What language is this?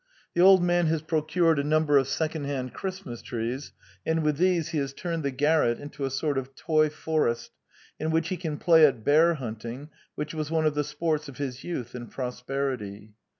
English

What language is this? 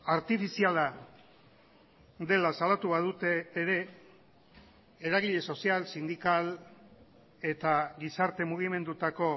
Basque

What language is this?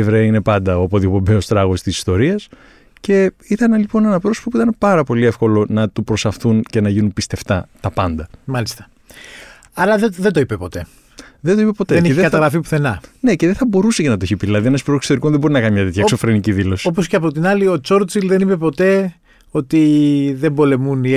Greek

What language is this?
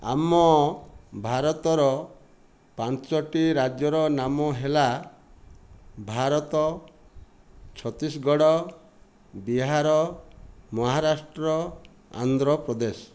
Odia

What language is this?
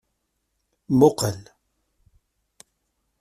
Kabyle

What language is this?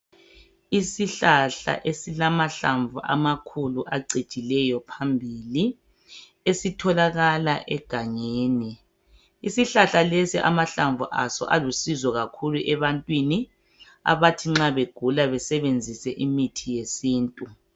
North Ndebele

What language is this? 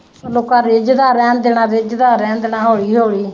Punjabi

